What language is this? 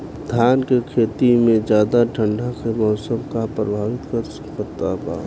Bhojpuri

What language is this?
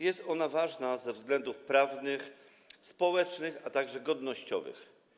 Polish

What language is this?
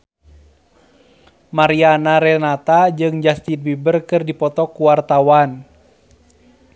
Sundanese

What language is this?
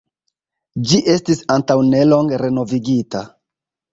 Esperanto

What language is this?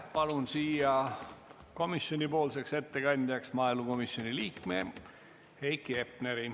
Estonian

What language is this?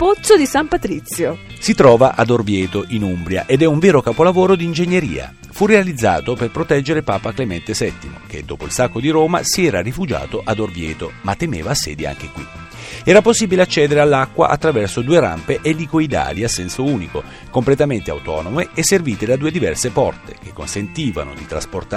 Italian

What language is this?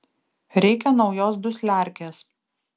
Lithuanian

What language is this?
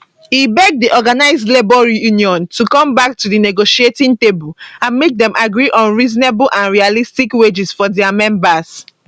Nigerian Pidgin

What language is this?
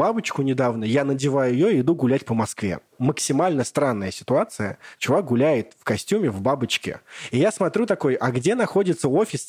Russian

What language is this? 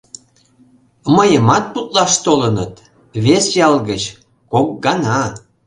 Mari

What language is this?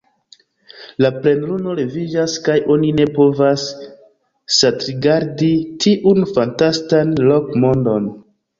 Esperanto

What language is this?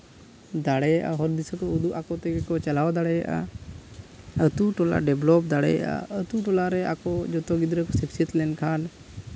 Santali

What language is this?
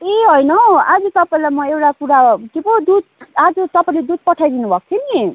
Nepali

